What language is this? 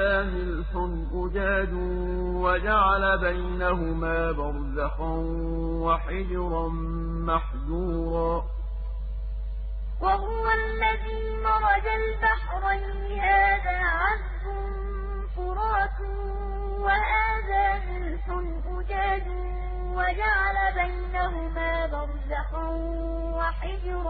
Arabic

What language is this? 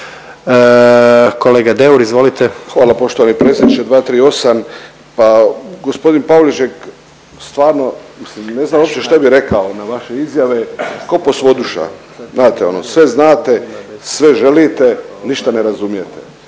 Croatian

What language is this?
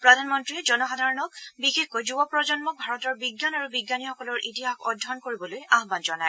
Assamese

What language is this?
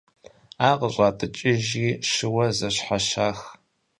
Kabardian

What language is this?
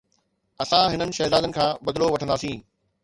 Sindhi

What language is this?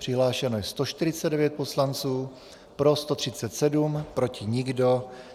Czech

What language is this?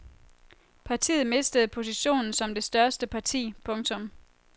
Danish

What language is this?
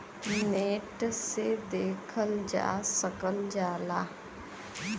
Bhojpuri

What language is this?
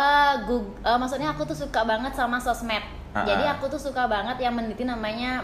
Indonesian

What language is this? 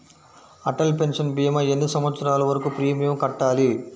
Telugu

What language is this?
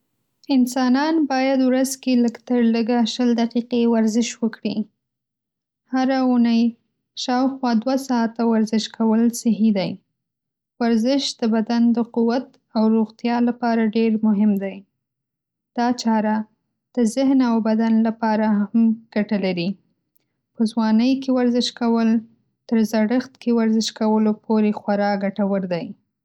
Pashto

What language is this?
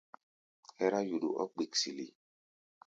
Gbaya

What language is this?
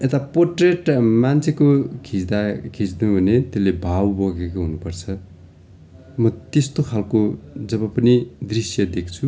Nepali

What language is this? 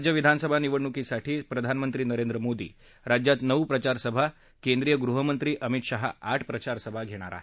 Marathi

